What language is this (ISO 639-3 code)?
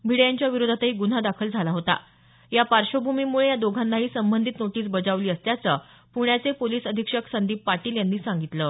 mar